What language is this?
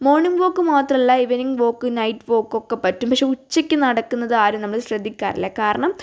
Malayalam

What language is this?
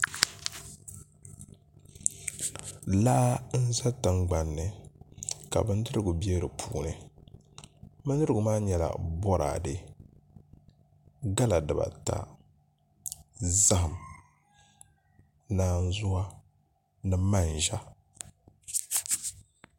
Dagbani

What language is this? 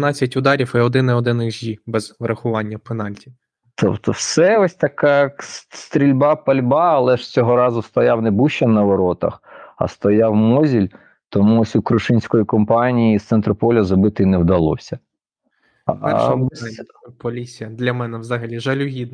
Ukrainian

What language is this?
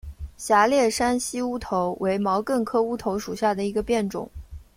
Chinese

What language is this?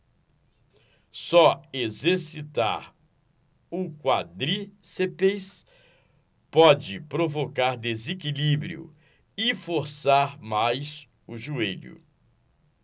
Portuguese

